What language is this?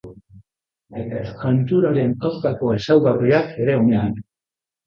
Basque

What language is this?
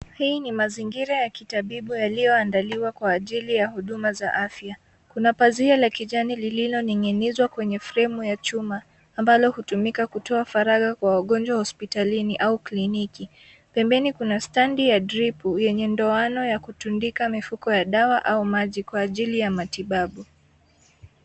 Swahili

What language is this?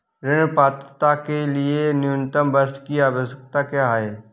Hindi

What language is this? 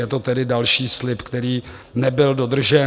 Czech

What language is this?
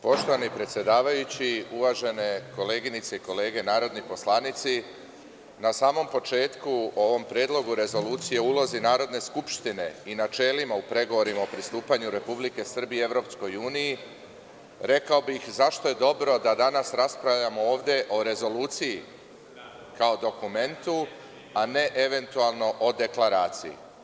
Serbian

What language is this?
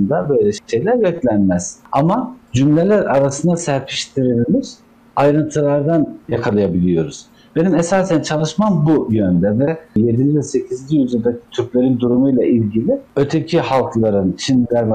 Turkish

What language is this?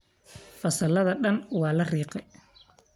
Somali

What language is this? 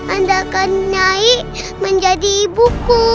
Indonesian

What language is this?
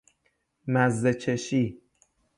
Persian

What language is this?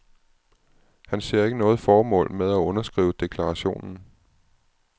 Danish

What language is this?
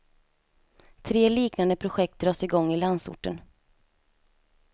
Swedish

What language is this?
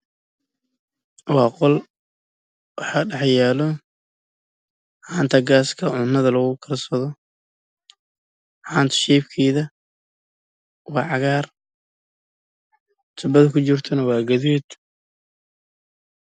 Somali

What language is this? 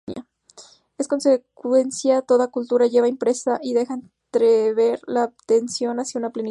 Spanish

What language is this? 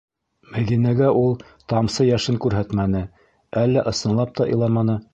Bashkir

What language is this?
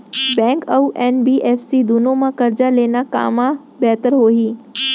Chhattisgarhi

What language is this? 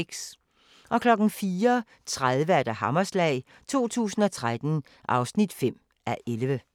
Danish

